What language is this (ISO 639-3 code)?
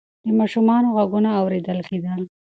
pus